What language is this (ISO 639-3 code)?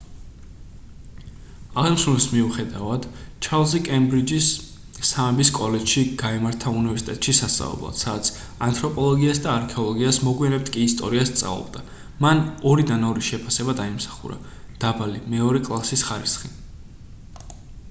kat